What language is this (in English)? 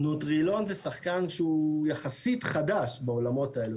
Hebrew